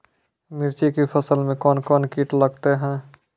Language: Maithili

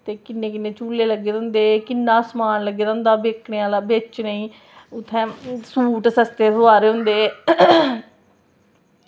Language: Dogri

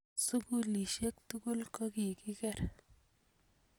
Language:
Kalenjin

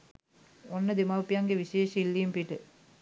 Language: Sinhala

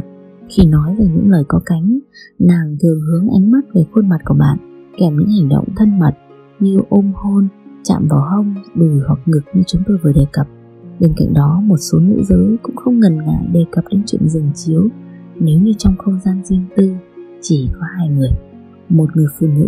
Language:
Vietnamese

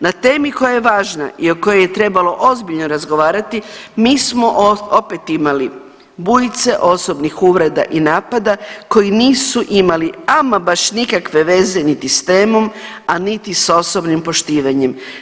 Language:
Croatian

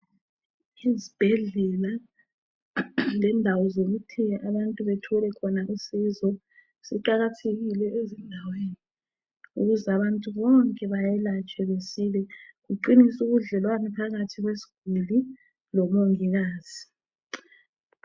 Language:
North Ndebele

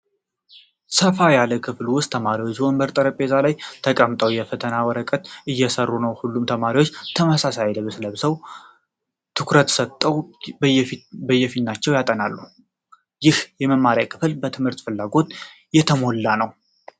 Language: Amharic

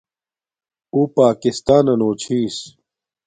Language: Domaaki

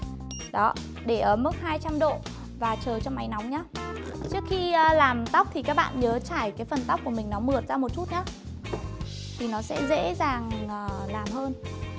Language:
Vietnamese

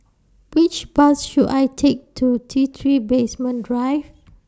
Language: English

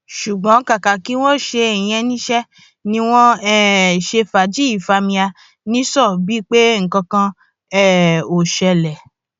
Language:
Yoruba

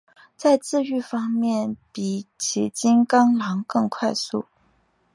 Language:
Chinese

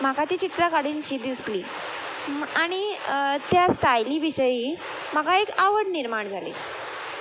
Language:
Konkani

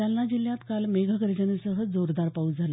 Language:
Marathi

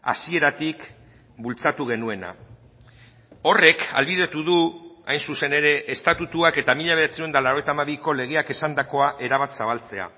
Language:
Basque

